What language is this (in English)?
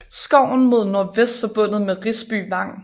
Danish